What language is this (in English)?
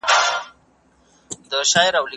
Pashto